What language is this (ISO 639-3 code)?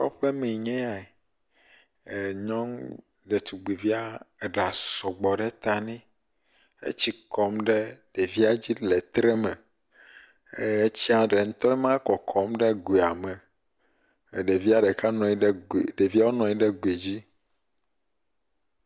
ewe